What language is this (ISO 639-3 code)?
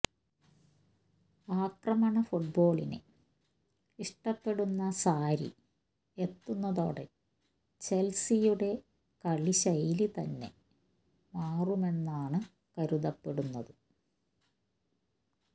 mal